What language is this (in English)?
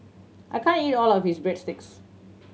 English